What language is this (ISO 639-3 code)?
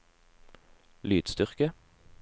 nor